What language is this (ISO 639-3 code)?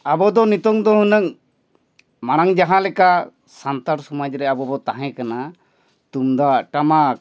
sat